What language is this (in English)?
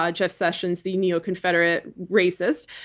English